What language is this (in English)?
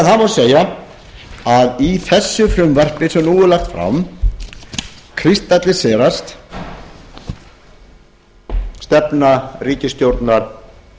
Icelandic